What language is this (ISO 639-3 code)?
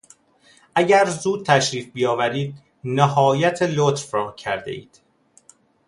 fas